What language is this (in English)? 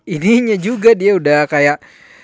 Indonesian